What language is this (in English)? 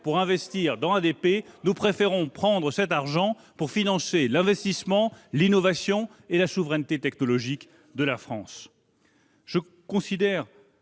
French